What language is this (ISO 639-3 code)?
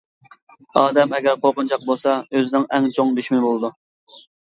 uig